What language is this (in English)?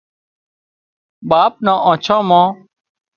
Wadiyara Koli